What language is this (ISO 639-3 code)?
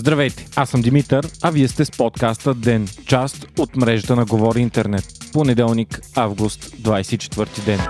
bul